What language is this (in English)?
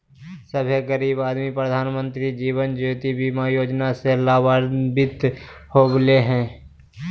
Magahi